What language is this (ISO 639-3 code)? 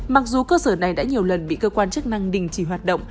vie